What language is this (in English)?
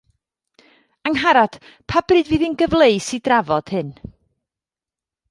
Welsh